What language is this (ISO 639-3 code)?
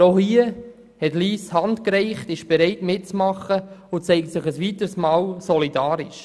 gsw